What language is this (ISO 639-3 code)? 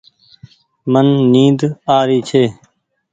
gig